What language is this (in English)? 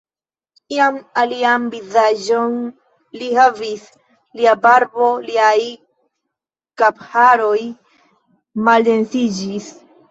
Esperanto